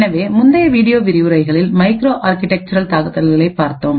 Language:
Tamil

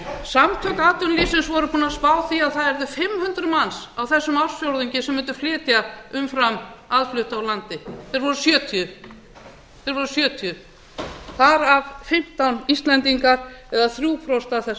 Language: Icelandic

